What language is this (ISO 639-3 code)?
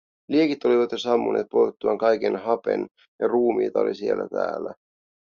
fin